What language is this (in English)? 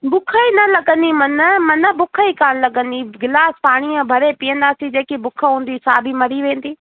Sindhi